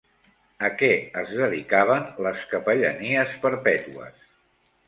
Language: Catalan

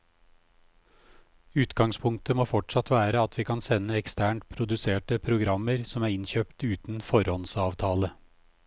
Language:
Norwegian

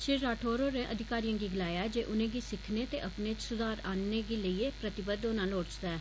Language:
Dogri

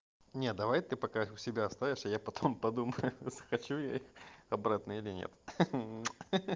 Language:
Russian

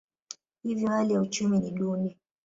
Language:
Swahili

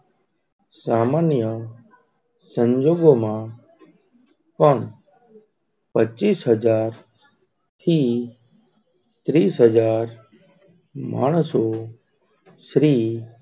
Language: Gujarati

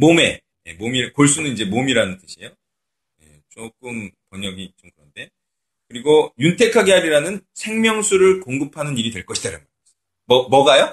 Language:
Korean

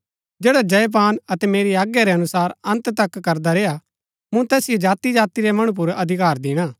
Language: Gaddi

